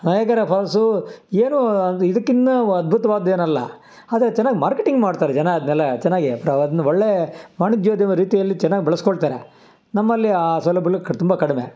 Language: Kannada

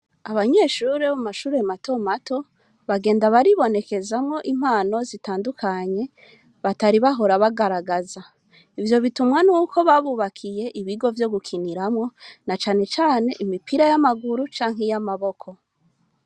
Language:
Rundi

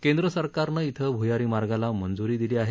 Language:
Marathi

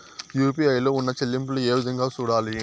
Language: Telugu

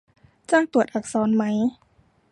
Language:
Thai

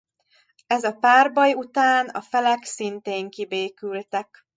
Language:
Hungarian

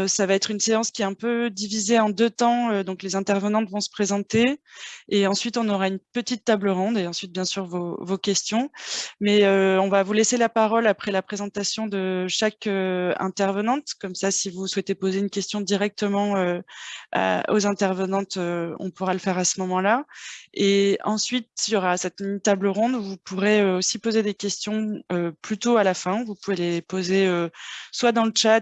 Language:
French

